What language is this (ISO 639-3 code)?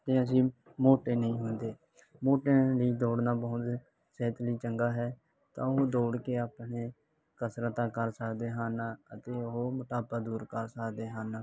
pan